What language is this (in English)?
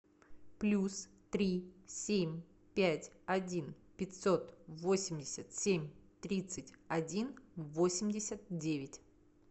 Russian